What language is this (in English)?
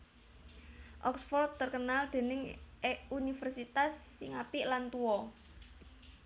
Javanese